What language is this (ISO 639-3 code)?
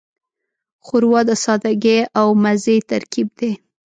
pus